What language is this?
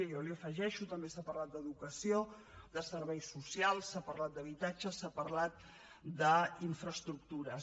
Catalan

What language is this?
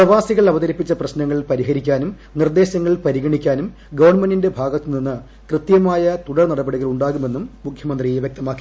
Malayalam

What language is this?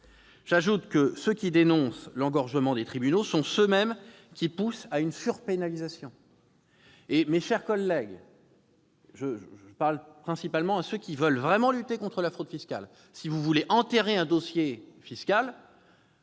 French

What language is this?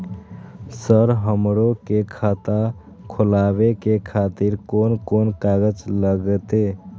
Maithili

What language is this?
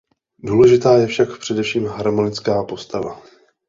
Czech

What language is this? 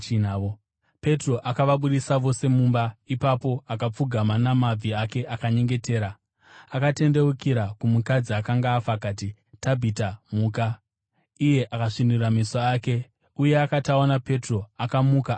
Shona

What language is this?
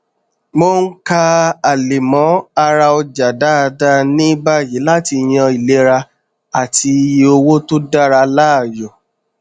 Yoruba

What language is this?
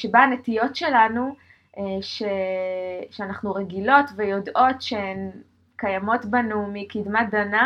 Hebrew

